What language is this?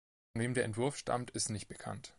German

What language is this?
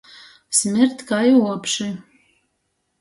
Latgalian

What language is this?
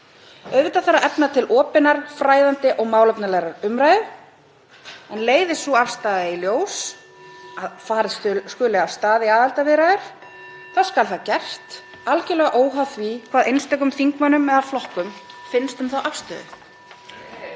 Icelandic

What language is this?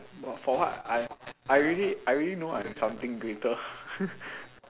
English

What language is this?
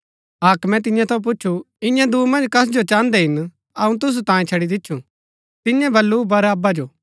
Gaddi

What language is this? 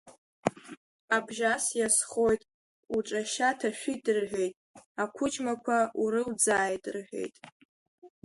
Abkhazian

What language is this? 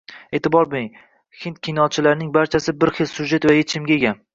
Uzbek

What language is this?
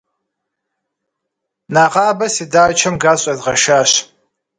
Kabardian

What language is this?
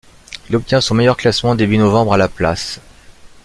French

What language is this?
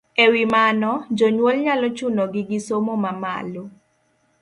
Luo (Kenya and Tanzania)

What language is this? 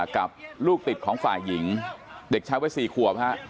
Thai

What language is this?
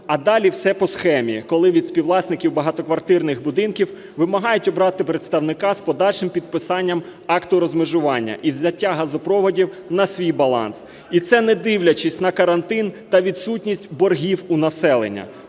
Ukrainian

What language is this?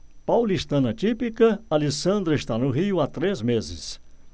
Portuguese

